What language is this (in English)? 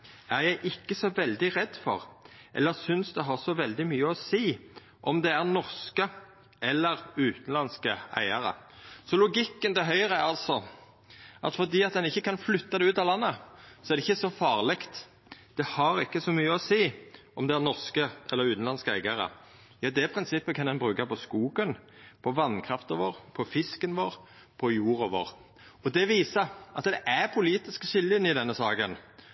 Norwegian Nynorsk